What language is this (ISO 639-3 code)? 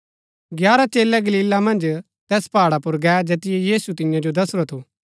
gbk